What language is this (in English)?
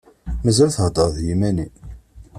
Kabyle